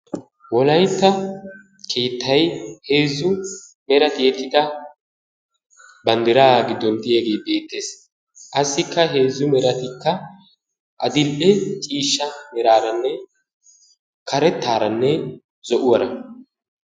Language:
Wolaytta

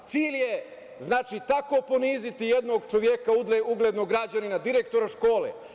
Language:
Serbian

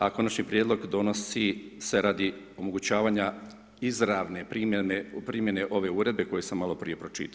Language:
Croatian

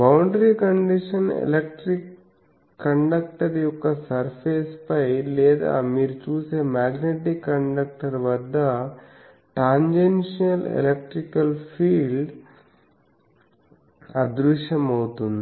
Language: Telugu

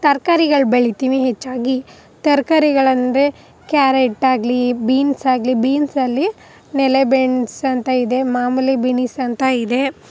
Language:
Kannada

